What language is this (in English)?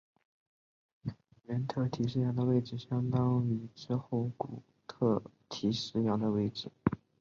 Chinese